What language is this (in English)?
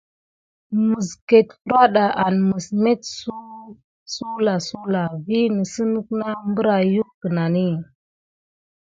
Gidar